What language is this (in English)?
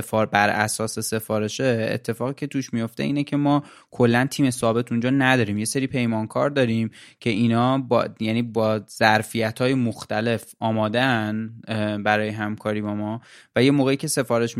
Persian